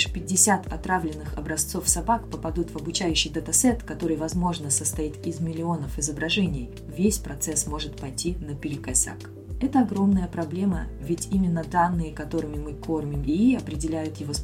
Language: Russian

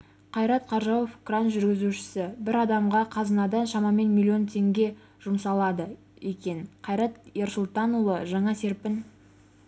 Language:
Kazakh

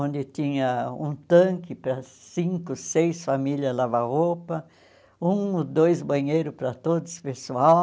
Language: Portuguese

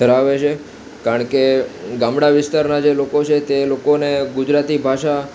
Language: Gujarati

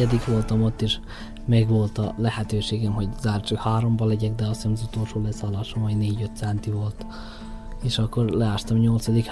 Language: Hungarian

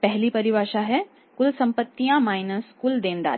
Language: Hindi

